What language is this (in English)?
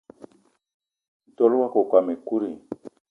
Eton (Cameroon)